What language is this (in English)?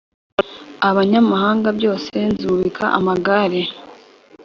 Kinyarwanda